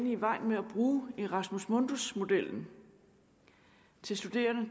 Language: Danish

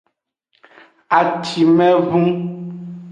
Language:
Aja (Benin)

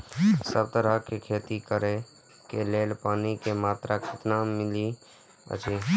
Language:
Maithili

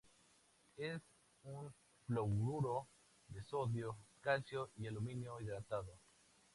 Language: Spanish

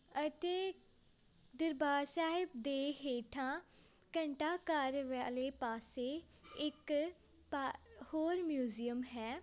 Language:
Punjabi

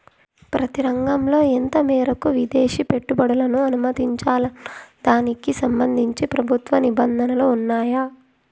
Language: Telugu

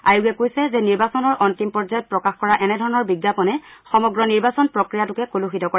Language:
Assamese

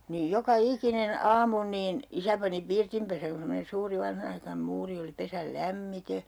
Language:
Finnish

